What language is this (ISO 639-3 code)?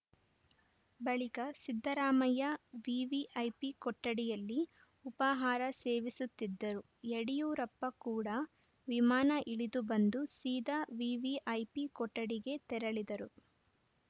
kan